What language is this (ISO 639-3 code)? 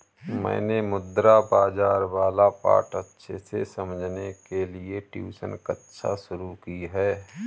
hin